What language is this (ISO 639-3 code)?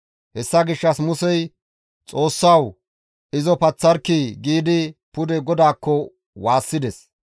gmv